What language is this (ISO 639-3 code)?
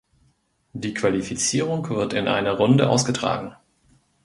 deu